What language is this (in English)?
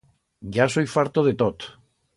Aragonese